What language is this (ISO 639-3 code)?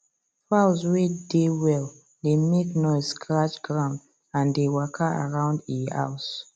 pcm